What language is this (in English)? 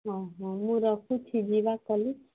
Odia